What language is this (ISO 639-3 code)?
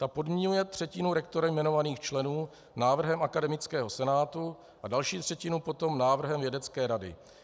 ces